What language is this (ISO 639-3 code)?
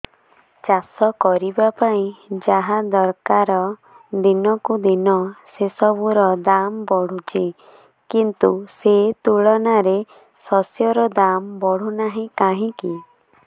ori